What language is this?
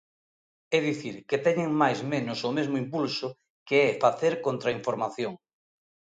Galician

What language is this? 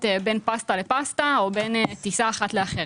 Hebrew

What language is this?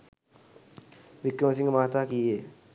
Sinhala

